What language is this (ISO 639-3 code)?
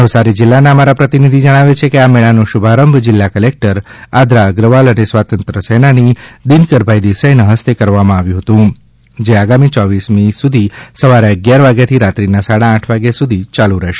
guj